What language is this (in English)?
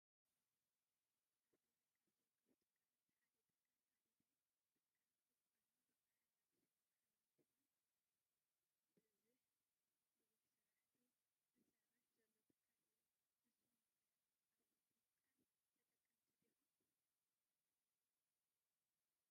Tigrinya